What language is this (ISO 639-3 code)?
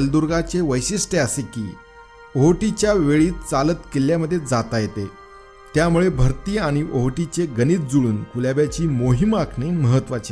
mar